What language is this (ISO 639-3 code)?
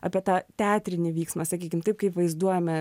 lit